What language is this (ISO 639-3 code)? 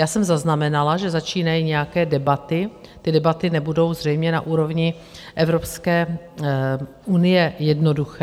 ces